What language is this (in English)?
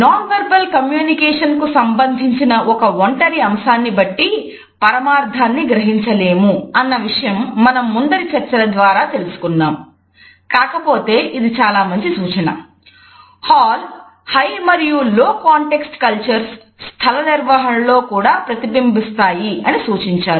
Telugu